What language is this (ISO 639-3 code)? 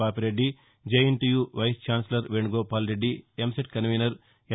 tel